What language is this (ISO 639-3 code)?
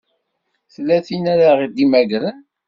kab